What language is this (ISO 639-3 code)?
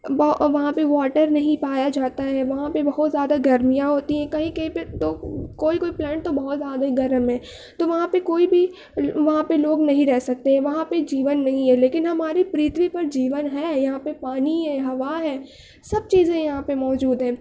urd